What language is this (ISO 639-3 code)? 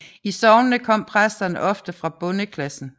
dan